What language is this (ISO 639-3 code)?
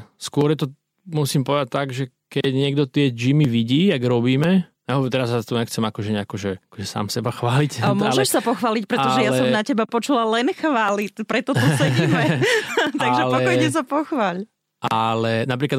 slk